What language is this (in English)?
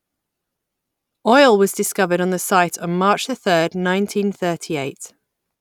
English